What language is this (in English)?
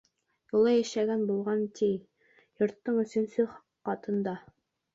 Bashkir